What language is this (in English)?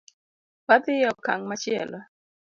Luo (Kenya and Tanzania)